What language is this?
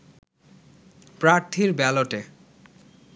Bangla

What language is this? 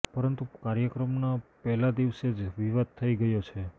Gujarati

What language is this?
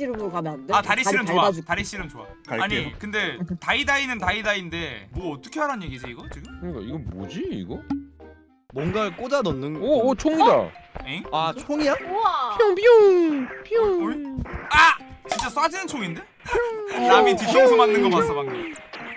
Korean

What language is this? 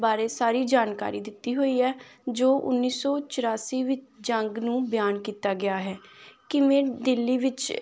Punjabi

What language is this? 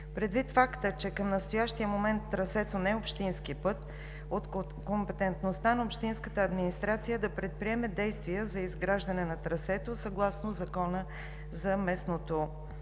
Bulgarian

